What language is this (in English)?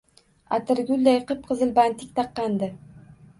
Uzbek